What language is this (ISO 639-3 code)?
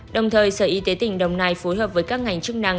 vie